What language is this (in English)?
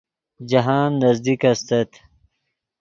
Yidgha